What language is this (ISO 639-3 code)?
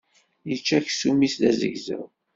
kab